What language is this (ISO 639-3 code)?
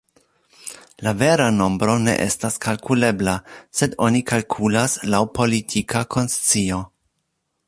epo